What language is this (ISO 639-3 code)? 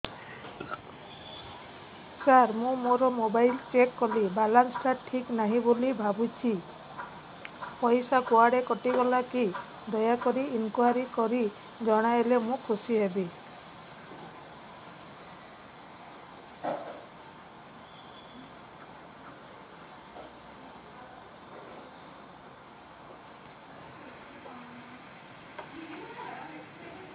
ori